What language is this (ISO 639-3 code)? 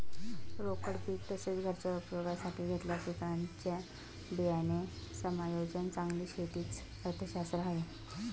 mar